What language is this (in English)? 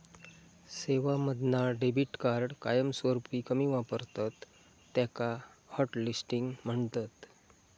Marathi